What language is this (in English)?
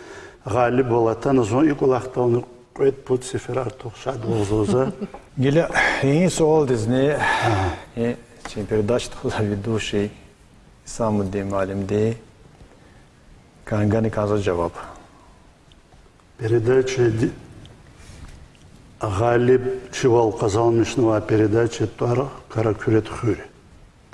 Russian